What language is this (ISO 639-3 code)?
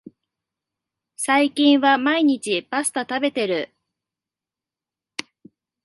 jpn